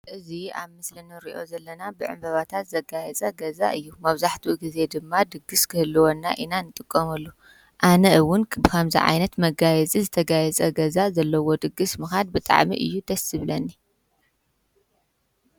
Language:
Tigrinya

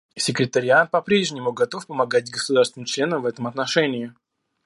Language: Russian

